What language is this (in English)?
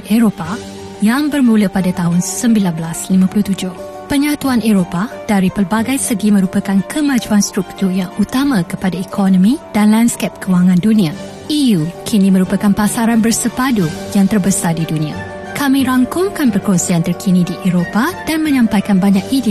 Malay